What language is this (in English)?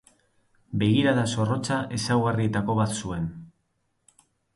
Basque